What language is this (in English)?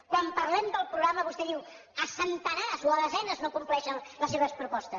Catalan